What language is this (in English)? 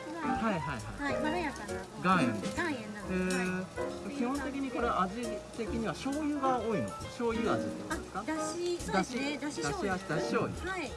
Japanese